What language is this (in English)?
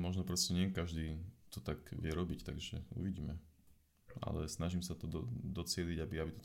Slovak